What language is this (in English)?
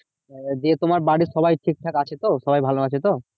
Bangla